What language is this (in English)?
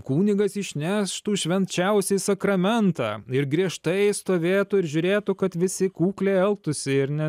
Lithuanian